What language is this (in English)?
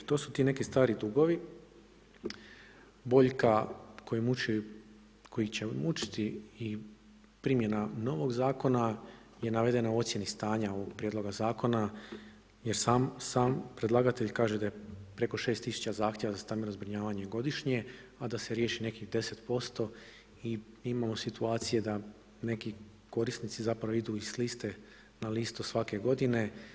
Croatian